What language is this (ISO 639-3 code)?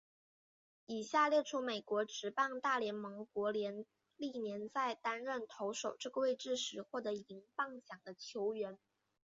zho